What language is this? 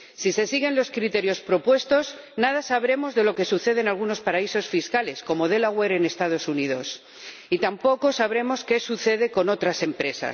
Spanish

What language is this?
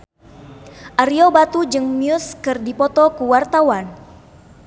Sundanese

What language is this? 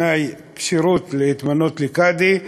Hebrew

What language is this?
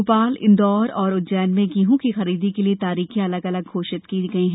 Hindi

